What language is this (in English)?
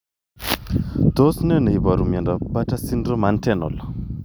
Kalenjin